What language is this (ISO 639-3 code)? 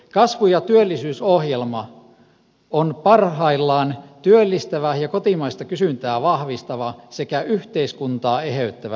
fin